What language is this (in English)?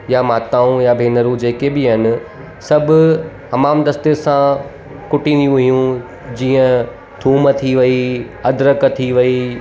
Sindhi